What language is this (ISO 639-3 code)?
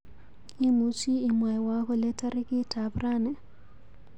kln